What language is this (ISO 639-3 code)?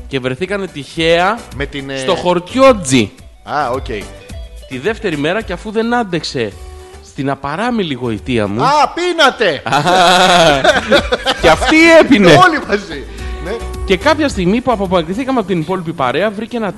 ell